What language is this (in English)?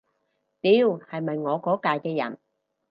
Cantonese